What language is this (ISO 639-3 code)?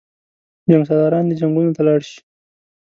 pus